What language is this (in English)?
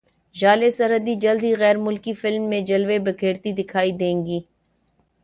Urdu